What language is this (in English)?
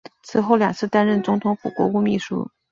Chinese